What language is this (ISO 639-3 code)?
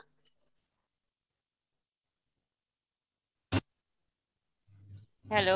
ori